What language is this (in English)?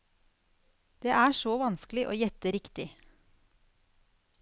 Norwegian